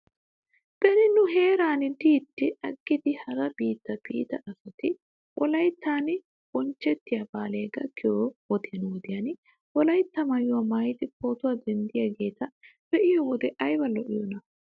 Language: Wolaytta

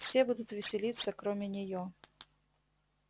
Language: Russian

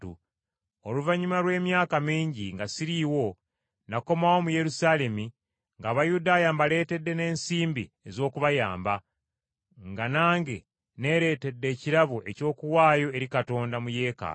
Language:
Ganda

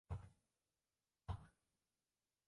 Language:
Chinese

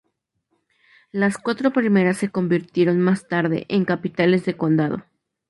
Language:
Spanish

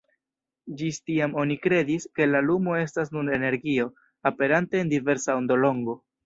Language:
Esperanto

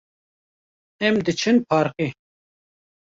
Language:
Kurdish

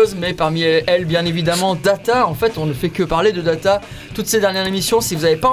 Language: French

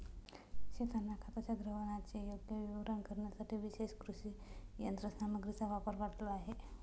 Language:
Marathi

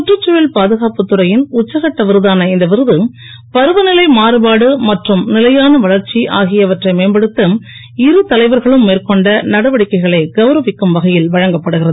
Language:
Tamil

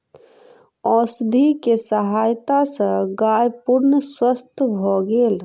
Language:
Maithili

